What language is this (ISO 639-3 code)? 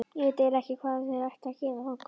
isl